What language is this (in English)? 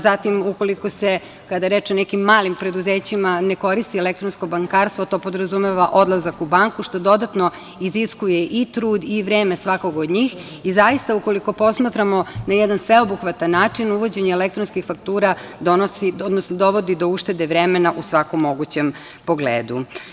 Serbian